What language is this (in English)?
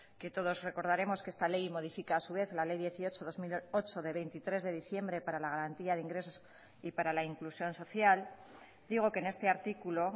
Spanish